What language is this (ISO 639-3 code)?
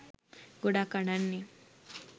sin